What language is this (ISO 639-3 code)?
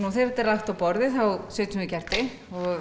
isl